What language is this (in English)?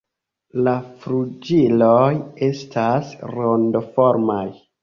Esperanto